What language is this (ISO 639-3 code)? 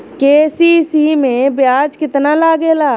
bho